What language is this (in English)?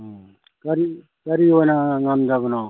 Manipuri